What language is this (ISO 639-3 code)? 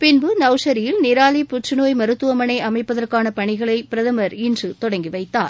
tam